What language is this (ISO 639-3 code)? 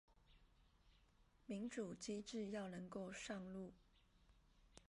zho